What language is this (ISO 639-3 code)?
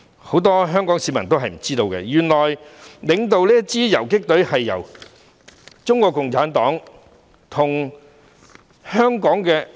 yue